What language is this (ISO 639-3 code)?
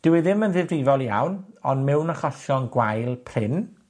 cym